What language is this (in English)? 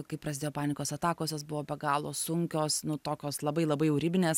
Lithuanian